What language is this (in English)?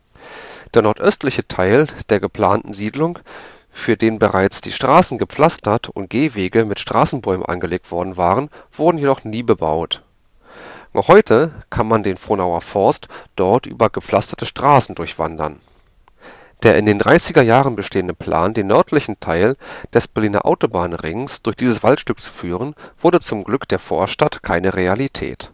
German